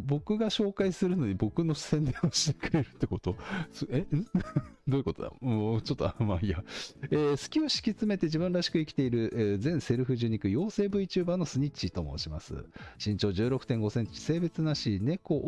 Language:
Japanese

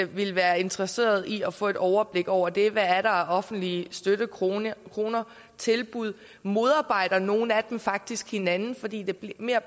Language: Danish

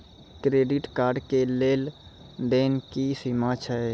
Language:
Maithili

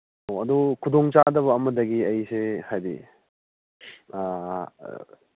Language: Manipuri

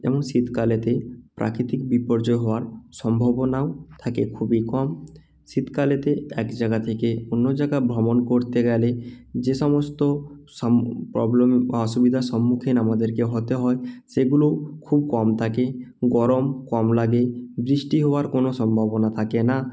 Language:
Bangla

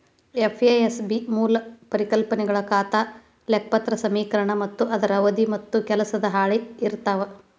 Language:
Kannada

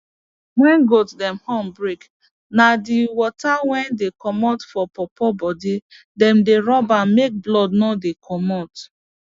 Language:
Nigerian Pidgin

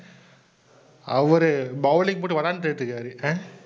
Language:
Tamil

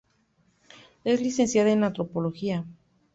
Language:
Spanish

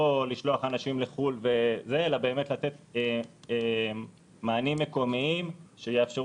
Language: Hebrew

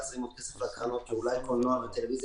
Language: Hebrew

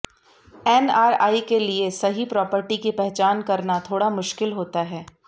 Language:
Hindi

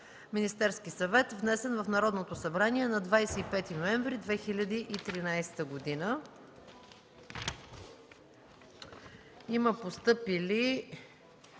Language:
Bulgarian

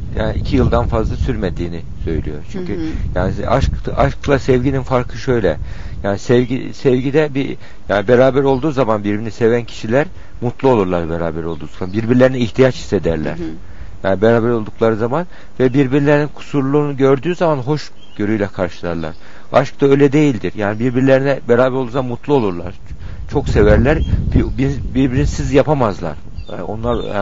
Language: Turkish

